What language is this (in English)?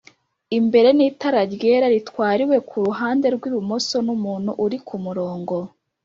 Kinyarwanda